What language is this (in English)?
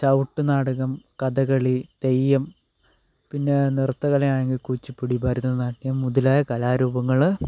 Malayalam